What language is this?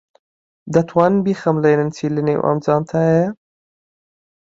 Central Kurdish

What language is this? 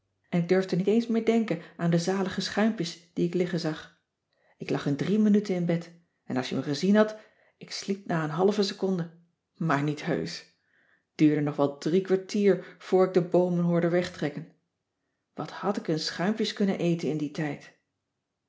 Dutch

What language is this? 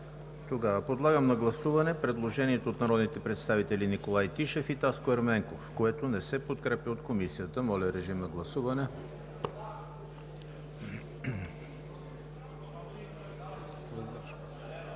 Bulgarian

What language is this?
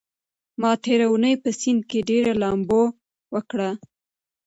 Pashto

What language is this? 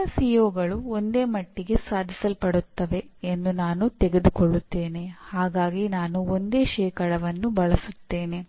Kannada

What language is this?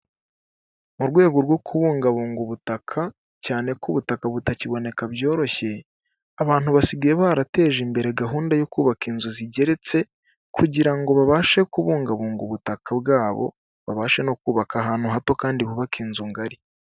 Kinyarwanda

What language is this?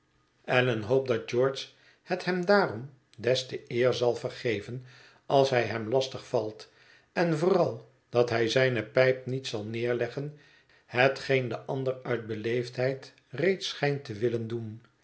Dutch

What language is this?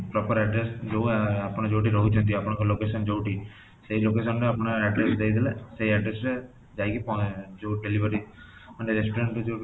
Odia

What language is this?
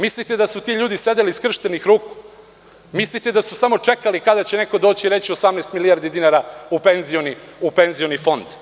Serbian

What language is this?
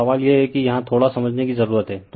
Hindi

